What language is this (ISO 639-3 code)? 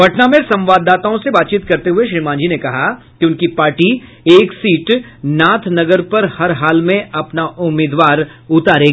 hin